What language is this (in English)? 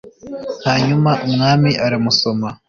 Kinyarwanda